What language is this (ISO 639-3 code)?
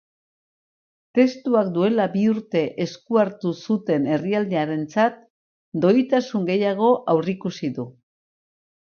eus